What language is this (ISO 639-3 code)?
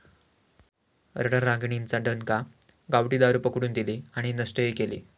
mar